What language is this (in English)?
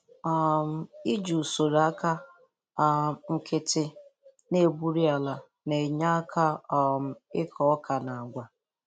Igbo